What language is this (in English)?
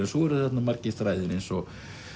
Icelandic